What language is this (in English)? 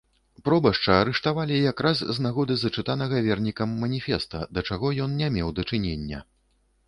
Belarusian